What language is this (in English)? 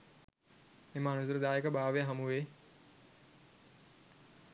Sinhala